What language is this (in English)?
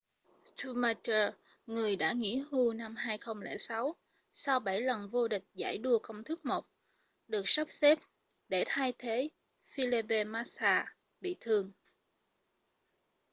Vietnamese